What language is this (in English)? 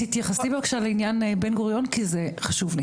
Hebrew